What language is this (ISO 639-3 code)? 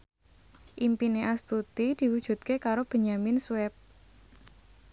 jav